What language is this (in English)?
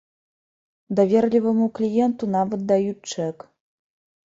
Belarusian